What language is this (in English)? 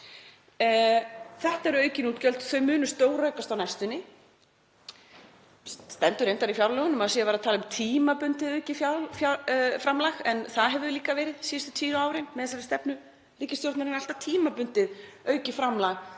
Icelandic